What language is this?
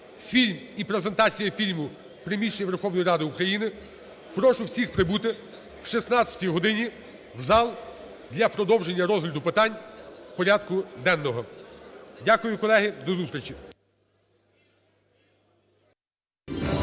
Ukrainian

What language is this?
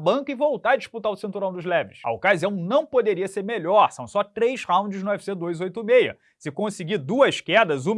Portuguese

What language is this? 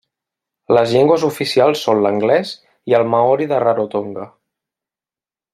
Catalan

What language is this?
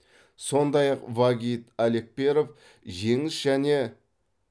Kazakh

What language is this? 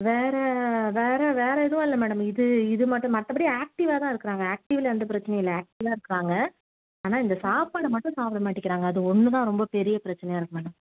Tamil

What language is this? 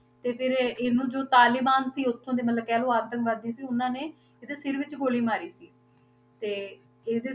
Punjabi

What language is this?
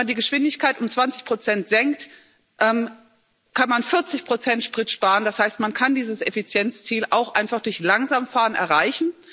German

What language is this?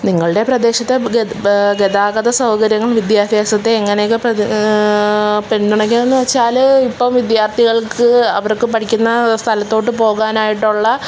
Malayalam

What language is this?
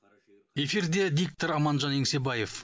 Kazakh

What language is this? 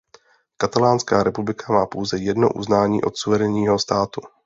Czech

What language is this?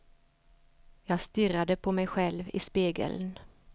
Swedish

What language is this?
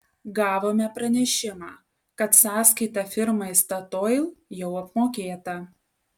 Lithuanian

